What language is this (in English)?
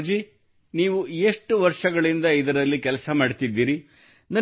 Kannada